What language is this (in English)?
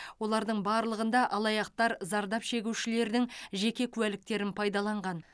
Kazakh